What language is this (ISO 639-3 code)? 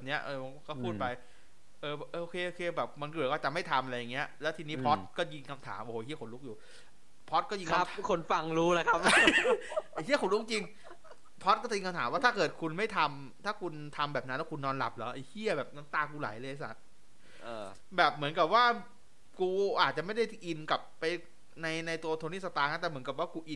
tha